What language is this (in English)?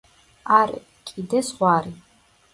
Georgian